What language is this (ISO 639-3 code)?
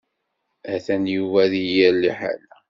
kab